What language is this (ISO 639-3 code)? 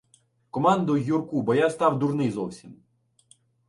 ukr